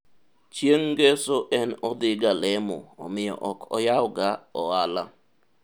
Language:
Luo (Kenya and Tanzania)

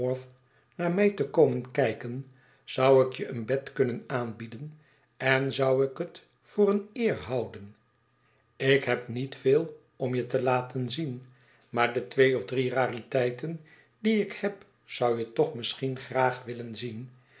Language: Dutch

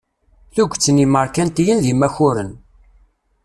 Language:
Kabyle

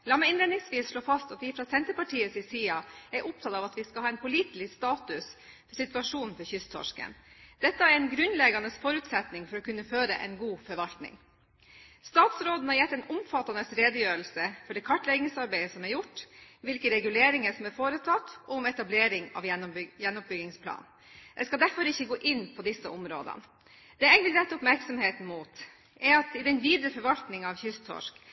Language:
Norwegian Bokmål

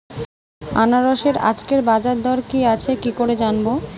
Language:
Bangla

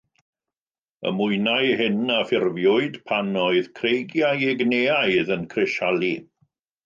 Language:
Welsh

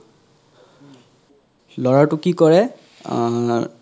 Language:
Assamese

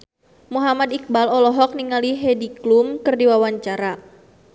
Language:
Sundanese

